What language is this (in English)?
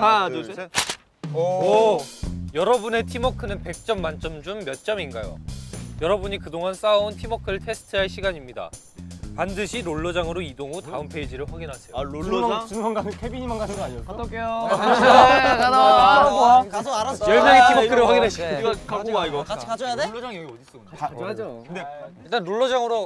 Korean